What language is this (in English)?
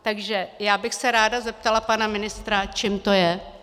Czech